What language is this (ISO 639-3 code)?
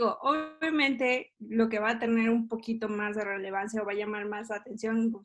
spa